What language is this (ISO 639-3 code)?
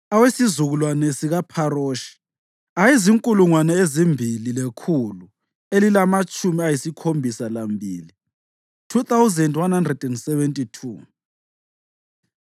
nde